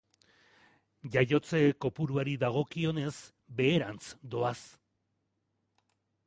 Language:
Basque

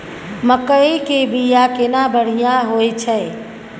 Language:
Maithili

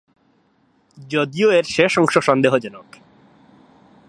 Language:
Bangla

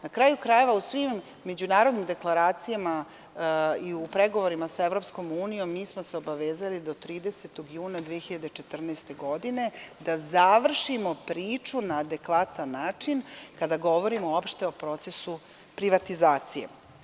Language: Serbian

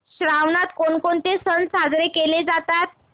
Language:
Marathi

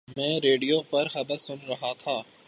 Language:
Urdu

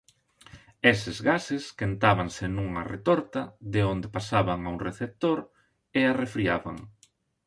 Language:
Galician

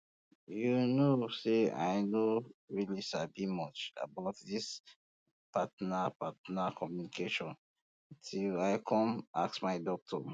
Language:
Nigerian Pidgin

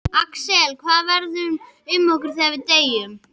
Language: Icelandic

